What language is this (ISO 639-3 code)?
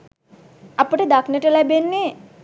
sin